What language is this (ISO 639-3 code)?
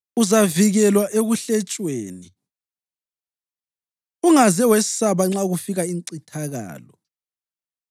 nde